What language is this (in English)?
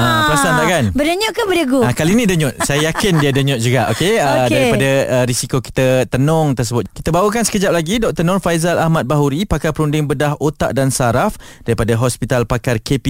Malay